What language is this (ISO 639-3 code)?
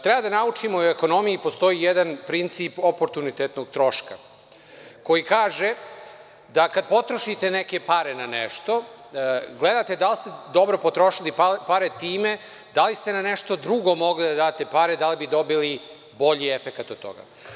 srp